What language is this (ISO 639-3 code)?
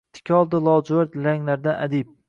uzb